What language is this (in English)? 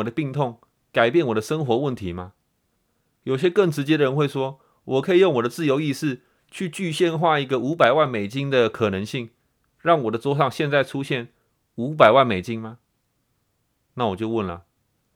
Chinese